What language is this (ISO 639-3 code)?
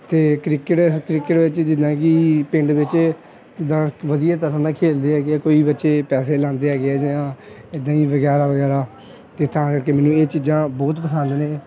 pan